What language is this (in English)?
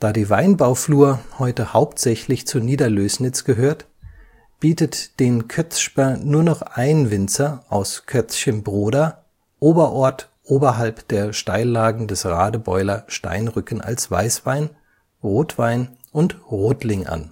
German